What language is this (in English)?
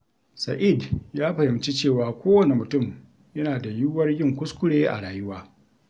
Hausa